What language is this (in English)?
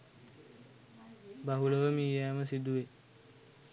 Sinhala